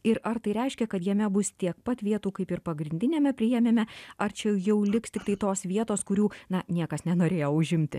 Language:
Lithuanian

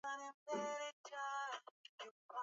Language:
Swahili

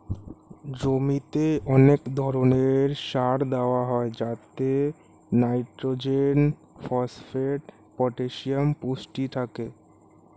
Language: Bangla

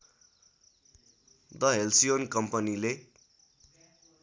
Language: Nepali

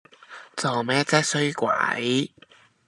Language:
Cantonese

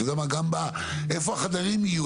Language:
Hebrew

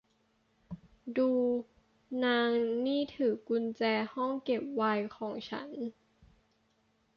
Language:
Thai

